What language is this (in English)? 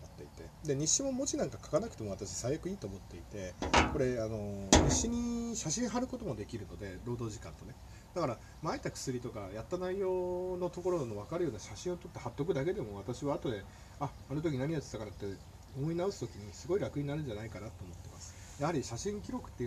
Japanese